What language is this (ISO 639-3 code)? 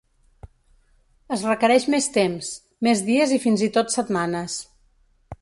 cat